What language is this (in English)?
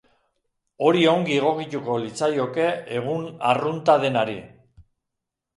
Basque